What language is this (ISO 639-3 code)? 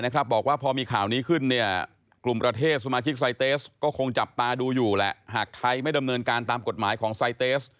tha